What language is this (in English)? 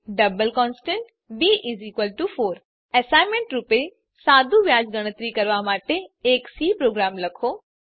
Gujarati